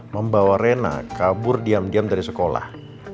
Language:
Indonesian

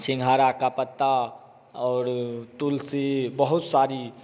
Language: Hindi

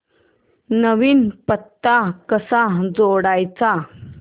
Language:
Marathi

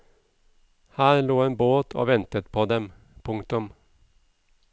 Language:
Norwegian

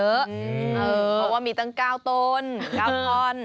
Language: Thai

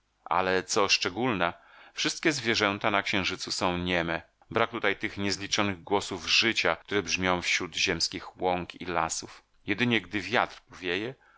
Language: Polish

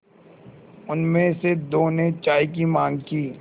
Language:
Hindi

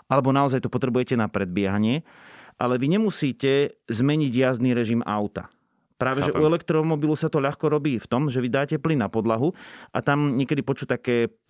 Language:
Slovak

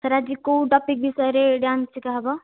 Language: Odia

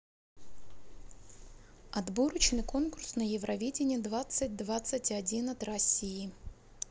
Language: Russian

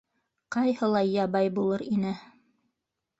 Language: Bashkir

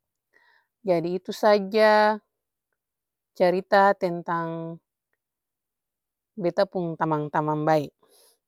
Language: Ambonese Malay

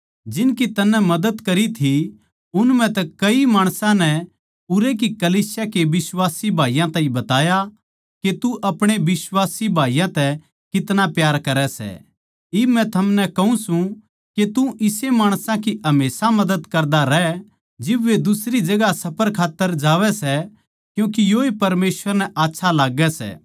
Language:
Haryanvi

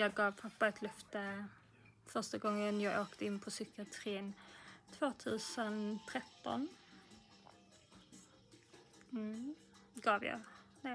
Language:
Swedish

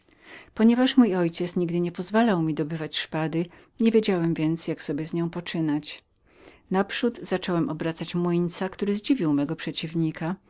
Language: Polish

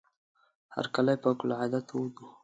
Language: Pashto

